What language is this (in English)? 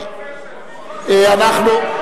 Hebrew